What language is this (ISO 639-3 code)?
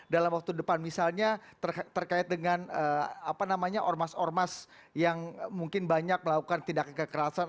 ind